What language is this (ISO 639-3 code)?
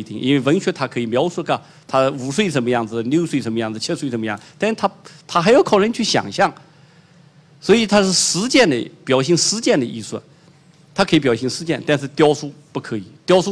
zho